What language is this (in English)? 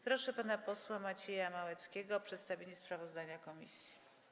Polish